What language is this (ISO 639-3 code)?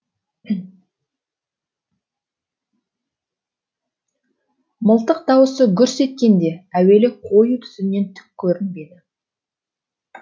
kaz